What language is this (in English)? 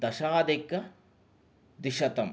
Sanskrit